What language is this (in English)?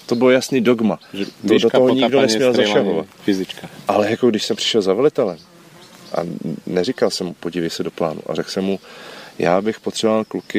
Czech